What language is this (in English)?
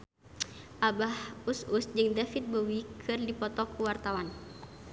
Sundanese